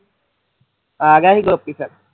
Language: Punjabi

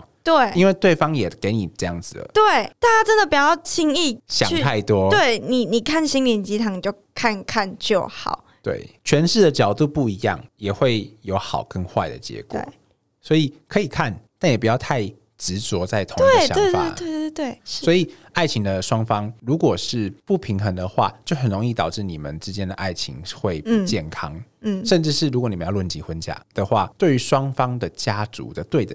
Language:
Chinese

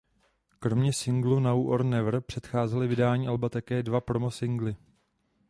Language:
Czech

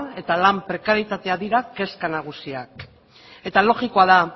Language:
Basque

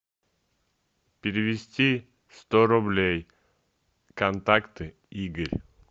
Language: Russian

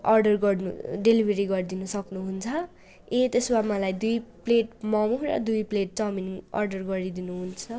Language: Nepali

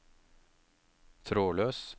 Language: Norwegian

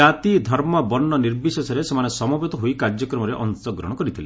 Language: Odia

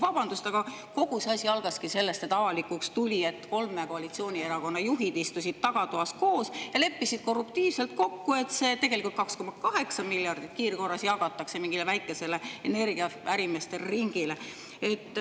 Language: Estonian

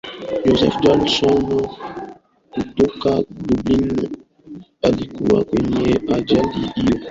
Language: Swahili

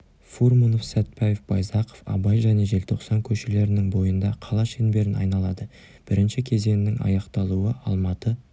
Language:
Kazakh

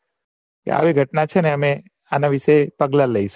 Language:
Gujarati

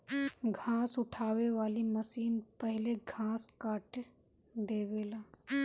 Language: Bhojpuri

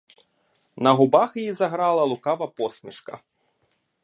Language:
Ukrainian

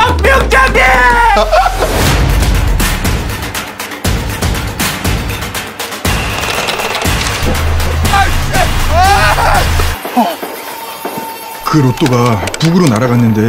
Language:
Korean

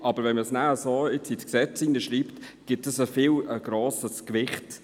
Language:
Swiss German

